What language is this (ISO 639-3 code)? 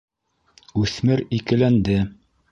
bak